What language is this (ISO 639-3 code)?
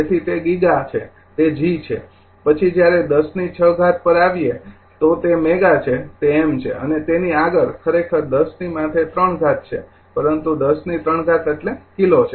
guj